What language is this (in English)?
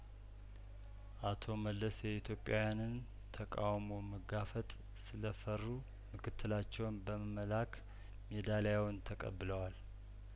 Amharic